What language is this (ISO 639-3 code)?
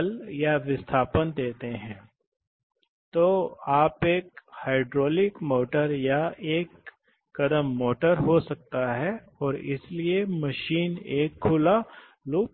hin